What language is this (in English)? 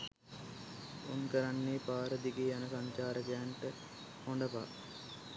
Sinhala